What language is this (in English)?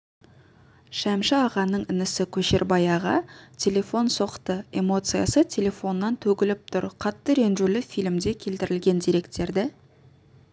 Kazakh